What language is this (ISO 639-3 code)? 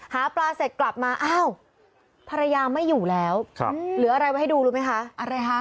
tha